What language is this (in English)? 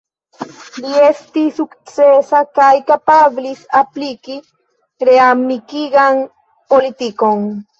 Esperanto